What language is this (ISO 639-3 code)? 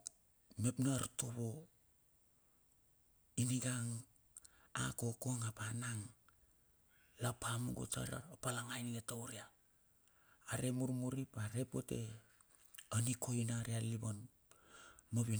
bxf